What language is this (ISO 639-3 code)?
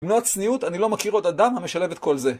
heb